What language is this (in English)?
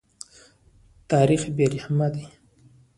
Pashto